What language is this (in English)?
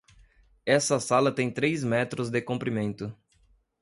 Portuguese